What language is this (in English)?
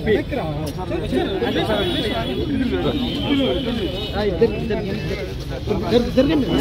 Arabic